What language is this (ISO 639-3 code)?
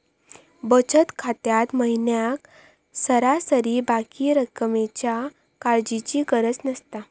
mar